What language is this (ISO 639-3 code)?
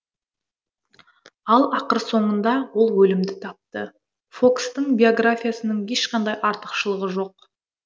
kaz